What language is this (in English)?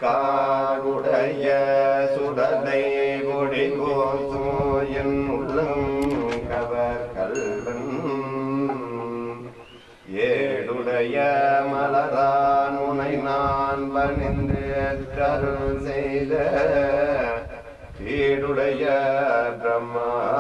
Tamil